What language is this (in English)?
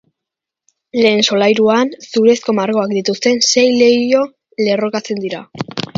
Basque